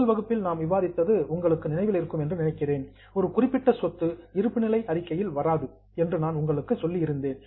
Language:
Tamil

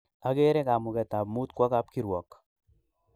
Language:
Kalenjin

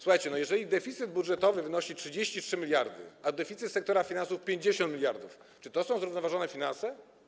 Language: Polish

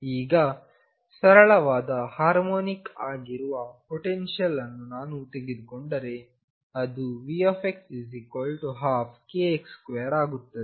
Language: Kannada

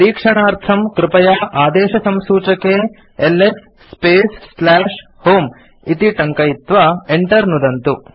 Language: Sanskrit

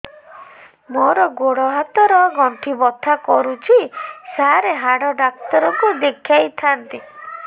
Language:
Odia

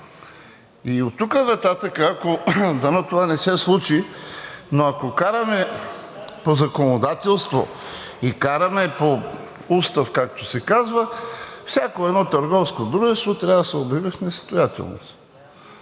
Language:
Bulgarian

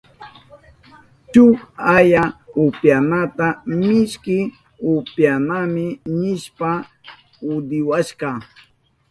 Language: Southern Pastaza Quechua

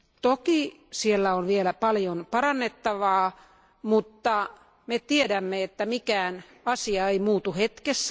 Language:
Finnish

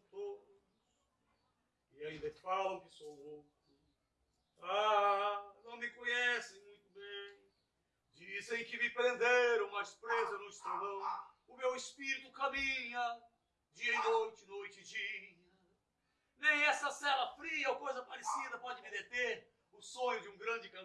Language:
Portuguese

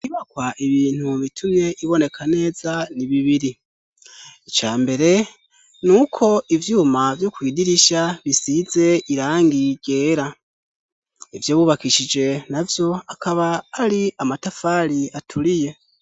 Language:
Rundi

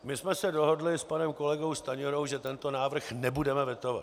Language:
Czech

